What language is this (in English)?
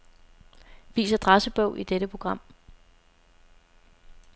Danish